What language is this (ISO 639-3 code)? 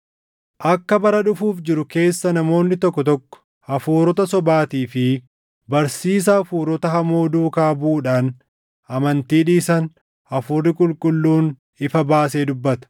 orm